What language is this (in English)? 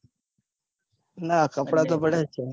Gujarati